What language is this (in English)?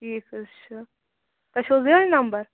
Kashmiri